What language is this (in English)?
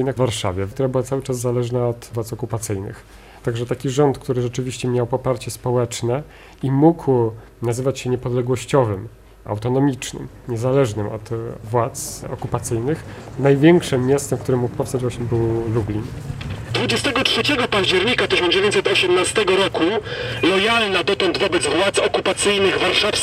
Polish